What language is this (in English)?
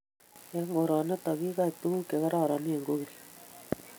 Kalenjin